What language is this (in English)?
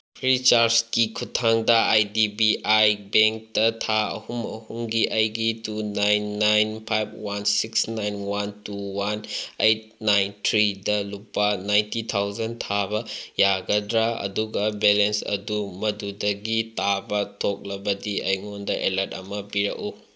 Manipuri